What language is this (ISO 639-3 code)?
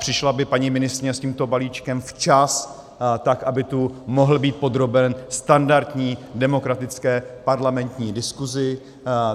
ces